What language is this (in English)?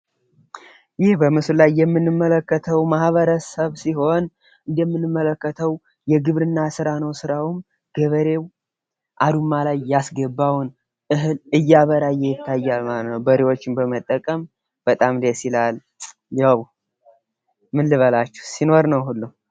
Amharic